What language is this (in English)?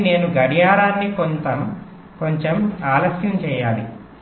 Telugu